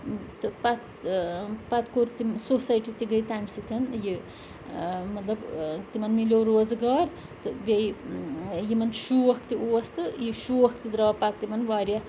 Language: Kashmiri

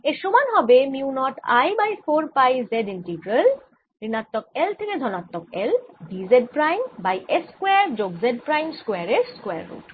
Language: Bangla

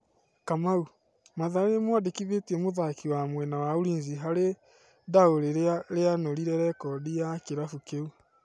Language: Kikuyu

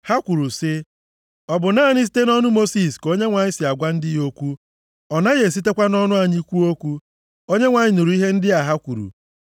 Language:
Igbo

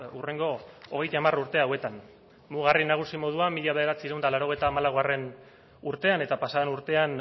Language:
Basque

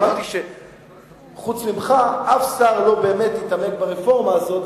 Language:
Hebrew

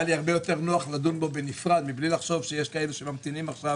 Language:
Hebrew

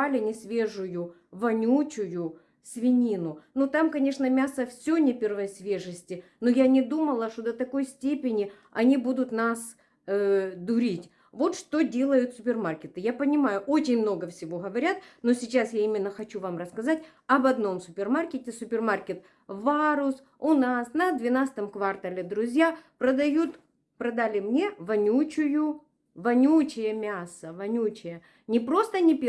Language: Russian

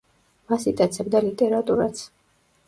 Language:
Georgian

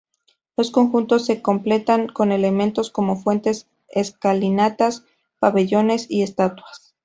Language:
Spanish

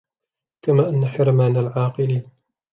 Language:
Arabic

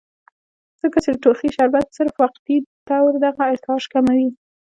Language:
Pashto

